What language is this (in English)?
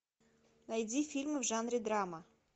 Russian